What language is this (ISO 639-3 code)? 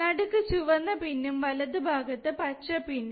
mal